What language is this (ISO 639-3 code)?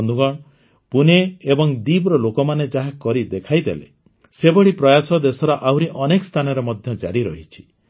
ori